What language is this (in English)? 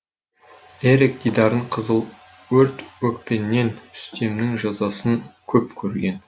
Kazakh